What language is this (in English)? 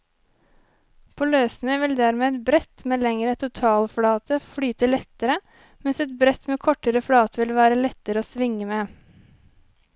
Norwegian